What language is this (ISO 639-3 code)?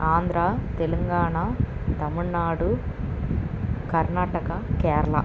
tel